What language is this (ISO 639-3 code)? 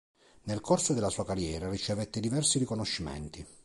ita